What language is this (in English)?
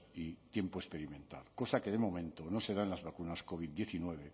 Spanish